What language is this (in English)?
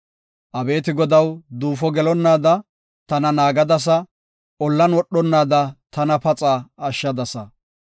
Gofa